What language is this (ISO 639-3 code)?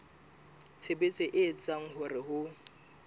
sot